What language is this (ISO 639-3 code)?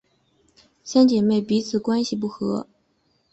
zho